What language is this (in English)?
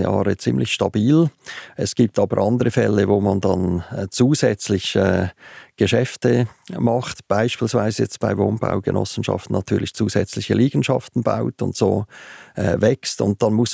German